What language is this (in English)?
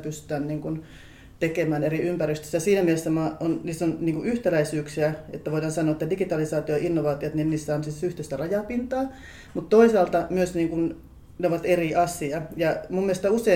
Finnish